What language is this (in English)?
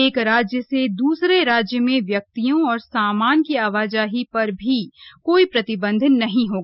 Hindi